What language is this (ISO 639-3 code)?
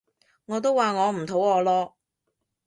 yue